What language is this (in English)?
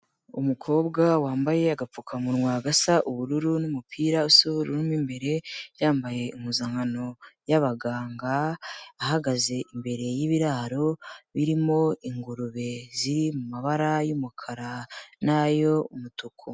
Kinyarwanda